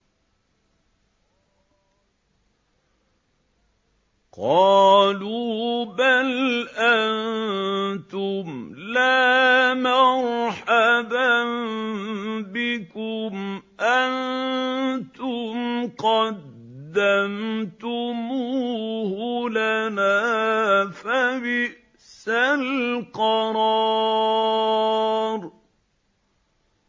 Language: Arabic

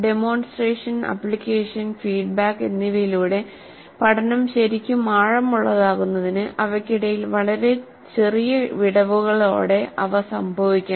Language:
Malayalam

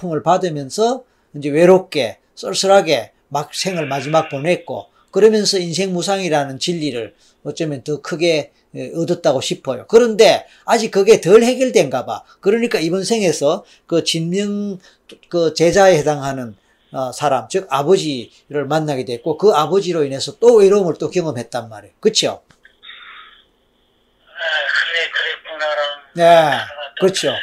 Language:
Korean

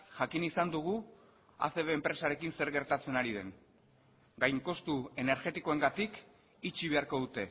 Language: Basque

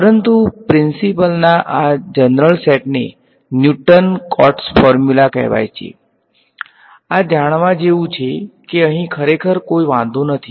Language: Gujarati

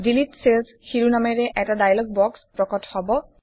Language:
Assamese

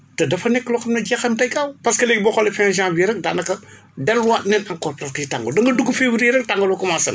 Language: Wolof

